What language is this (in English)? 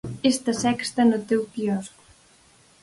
Galician